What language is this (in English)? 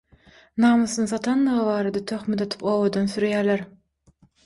Turkmen